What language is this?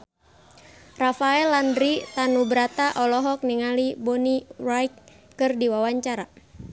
Sundanese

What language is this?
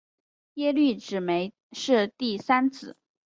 Chinese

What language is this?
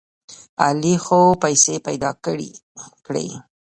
Pashto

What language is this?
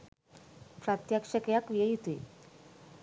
Sinhala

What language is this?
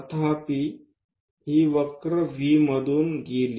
Marathi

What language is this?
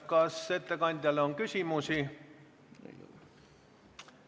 Estonian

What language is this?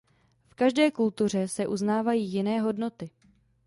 Czech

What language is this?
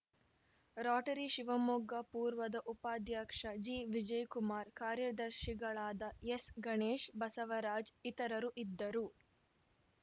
Kannada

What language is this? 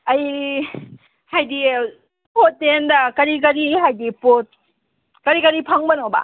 Manipuri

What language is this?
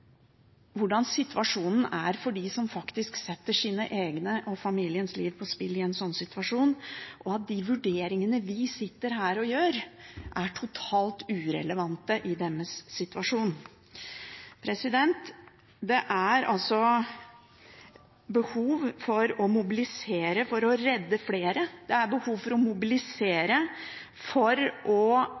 Norwegian Bokmål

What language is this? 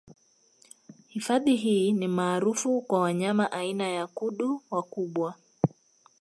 Swahili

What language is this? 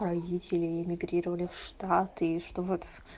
Russian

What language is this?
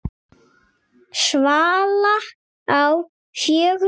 Icelandic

